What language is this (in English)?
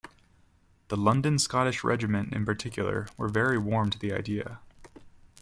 English